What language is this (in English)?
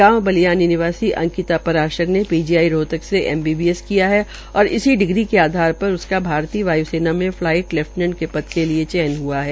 Hindi